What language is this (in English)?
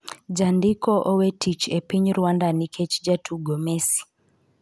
Luo (Kenya and Tanzania)